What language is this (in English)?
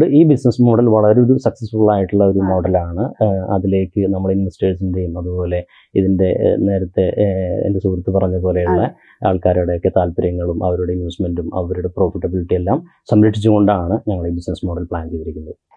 Malayalam